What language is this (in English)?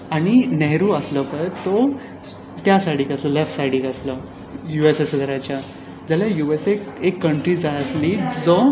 Konkani